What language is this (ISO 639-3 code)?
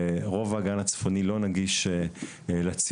heb